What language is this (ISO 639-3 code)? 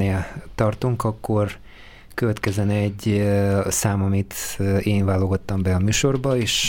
hun